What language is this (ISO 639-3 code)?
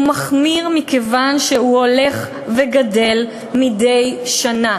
heb